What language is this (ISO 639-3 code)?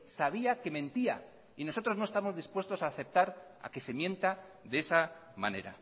spa